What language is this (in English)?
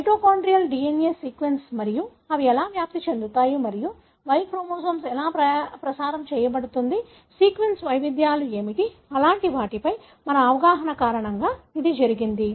Telugu